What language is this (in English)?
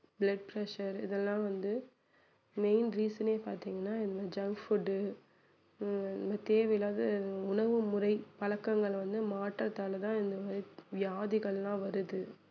Tamil